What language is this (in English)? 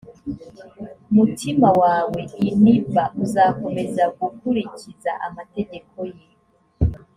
Kinyarwanda